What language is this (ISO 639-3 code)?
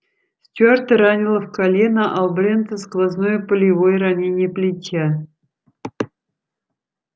rus